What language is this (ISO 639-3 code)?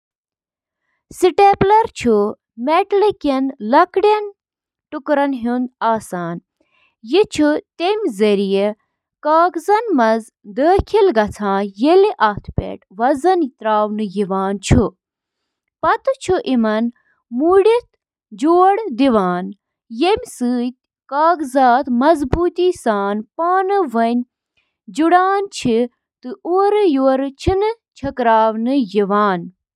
kas